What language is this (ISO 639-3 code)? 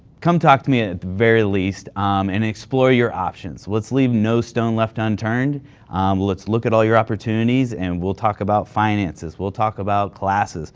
eng